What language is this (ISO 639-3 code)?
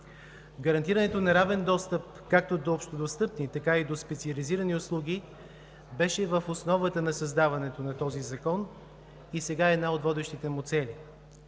bul